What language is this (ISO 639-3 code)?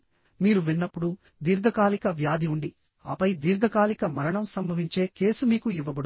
tel